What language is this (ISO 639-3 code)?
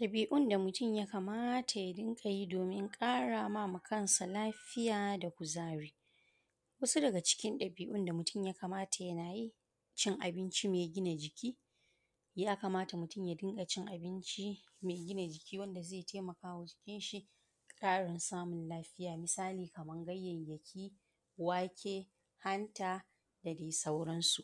hau